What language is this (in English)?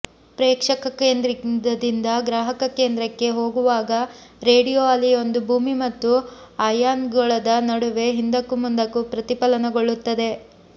Kannada